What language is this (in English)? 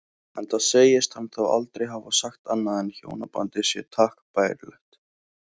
Icelandic